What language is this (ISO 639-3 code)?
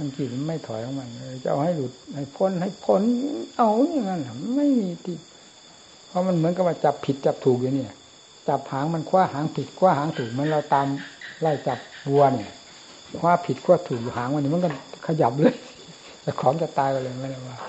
tha